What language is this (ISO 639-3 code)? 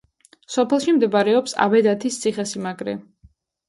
kat